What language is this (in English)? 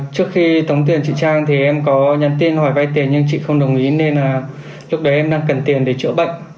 Vietnamese